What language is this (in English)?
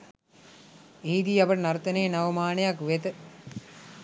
Sinhala